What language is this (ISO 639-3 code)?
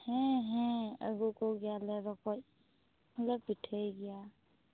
sat